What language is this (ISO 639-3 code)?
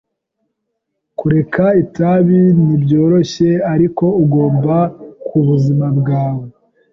kin